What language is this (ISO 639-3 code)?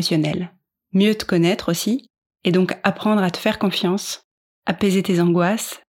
fra